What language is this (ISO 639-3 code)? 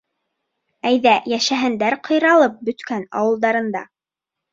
bak